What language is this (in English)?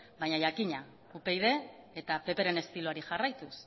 Basque